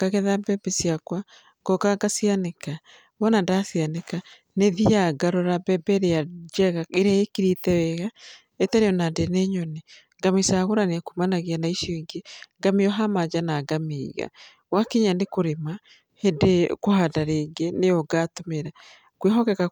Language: Kikuyu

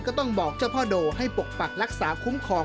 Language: Thai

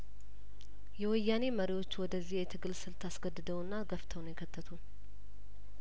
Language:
Amharic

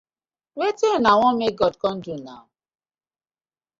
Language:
Nigerian Pidgin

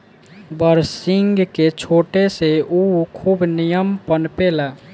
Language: Bhojpuri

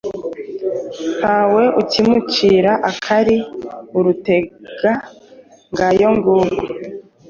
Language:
Kinyarwanda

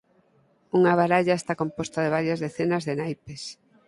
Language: Galician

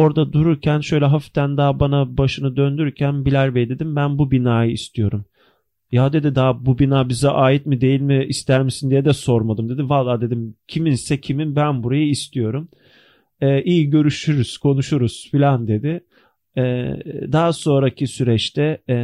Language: Turkish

